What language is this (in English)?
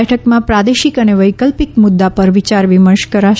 Gujarati